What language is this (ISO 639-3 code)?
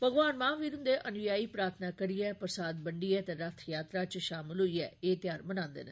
doi